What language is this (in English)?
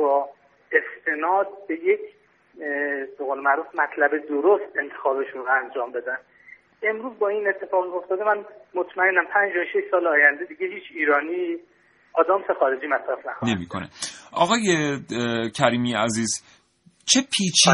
Persian